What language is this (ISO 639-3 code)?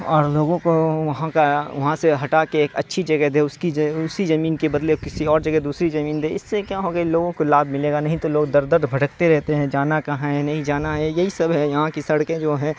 urd